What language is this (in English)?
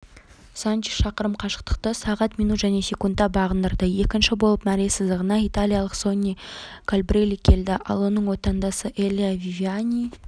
Kazakh